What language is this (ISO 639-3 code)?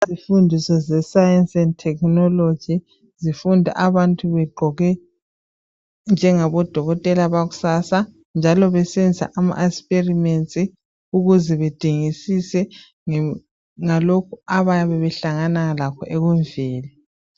nde